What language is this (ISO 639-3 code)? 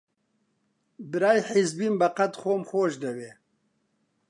ckb